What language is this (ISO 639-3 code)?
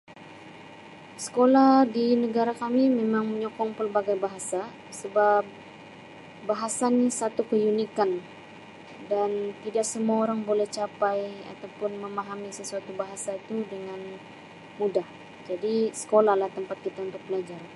msi